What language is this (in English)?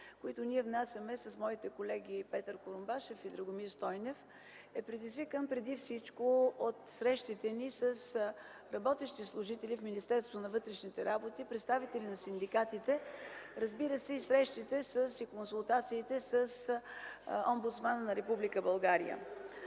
Bulgarian